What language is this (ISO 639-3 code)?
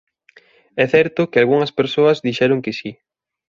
glg